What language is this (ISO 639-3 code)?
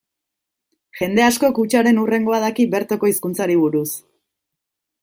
eus